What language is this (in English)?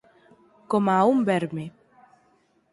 Galician